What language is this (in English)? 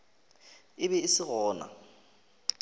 Northern Sotho